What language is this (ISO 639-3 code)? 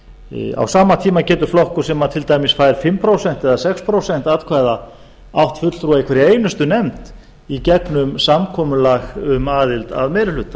isl